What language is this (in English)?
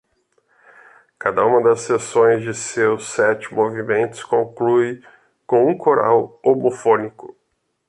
Portuguese